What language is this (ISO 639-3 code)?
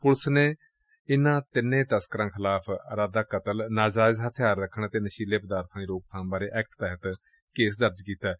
pan